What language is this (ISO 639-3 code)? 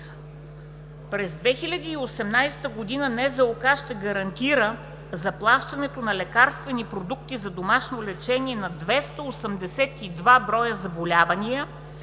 bul